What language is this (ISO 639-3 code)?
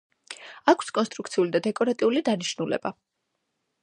kat